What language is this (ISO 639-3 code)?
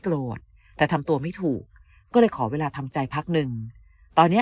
tha